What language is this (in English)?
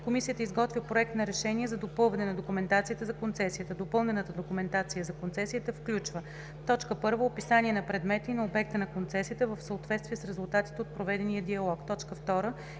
Bulgarian